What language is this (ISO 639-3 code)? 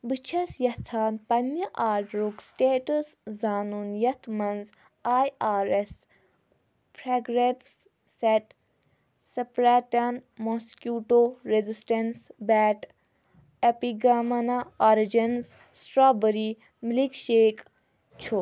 kas